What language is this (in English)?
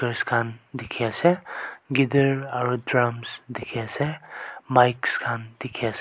Naga Pidgin